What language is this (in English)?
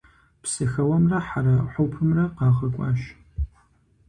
Kabardian